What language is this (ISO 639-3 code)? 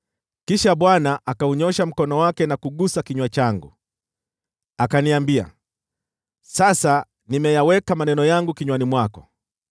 swa